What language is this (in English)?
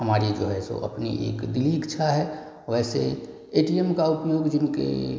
Hindi